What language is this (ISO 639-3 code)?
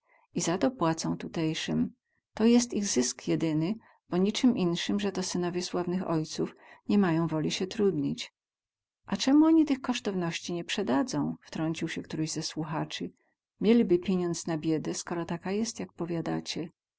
pol